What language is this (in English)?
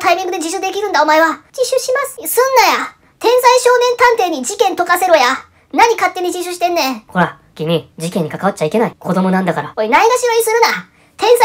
Japanese